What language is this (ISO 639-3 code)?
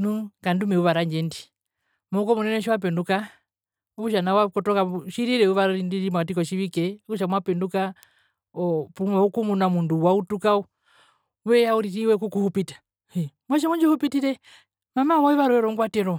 her